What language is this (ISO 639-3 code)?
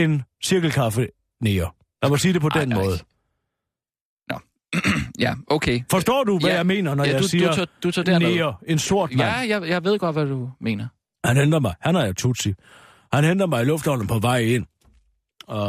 dan